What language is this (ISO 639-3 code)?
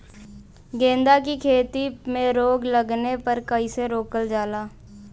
bho